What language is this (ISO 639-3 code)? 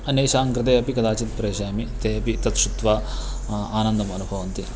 san